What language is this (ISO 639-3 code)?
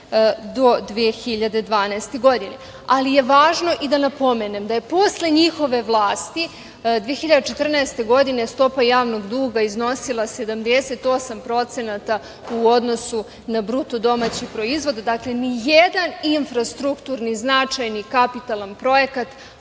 srp